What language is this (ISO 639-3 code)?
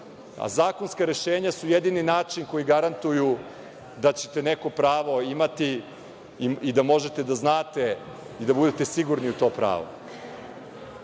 srp